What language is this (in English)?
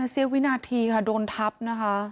Thai